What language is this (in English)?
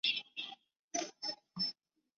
Chinese